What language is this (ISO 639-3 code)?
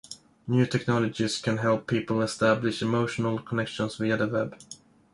eng